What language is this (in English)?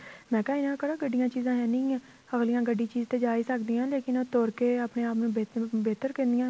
Punjabi